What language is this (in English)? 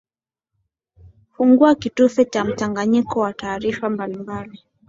Swahili